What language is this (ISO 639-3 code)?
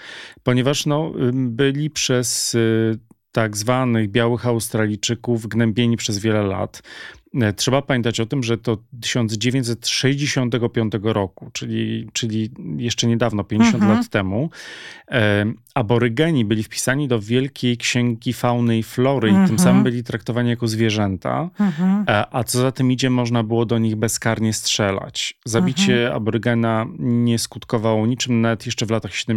pol